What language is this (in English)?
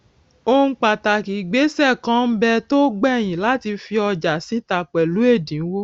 Yoruba